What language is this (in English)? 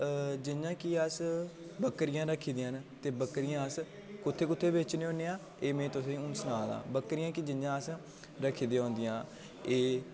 Dogri